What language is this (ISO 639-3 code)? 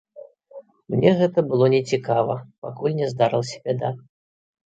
bel